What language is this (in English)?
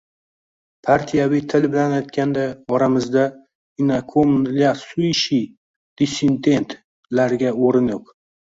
Uzbek